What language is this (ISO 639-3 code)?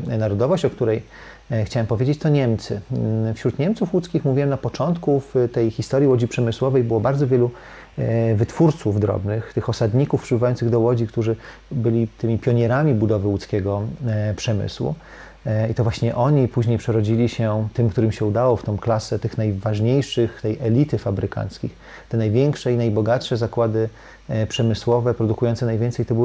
pol